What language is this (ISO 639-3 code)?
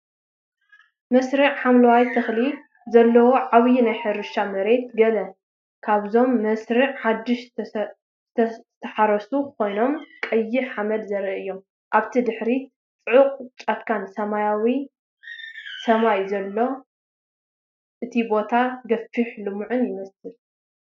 tir